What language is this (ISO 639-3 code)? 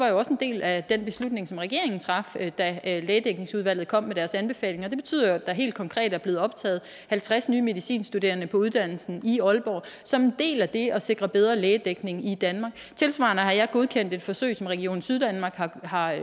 dan